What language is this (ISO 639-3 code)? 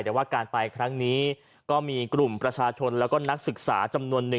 tha